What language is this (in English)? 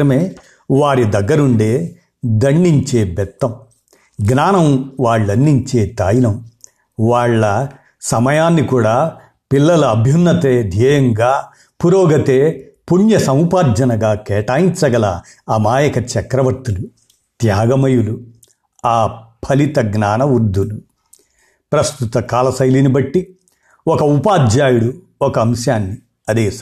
Telugu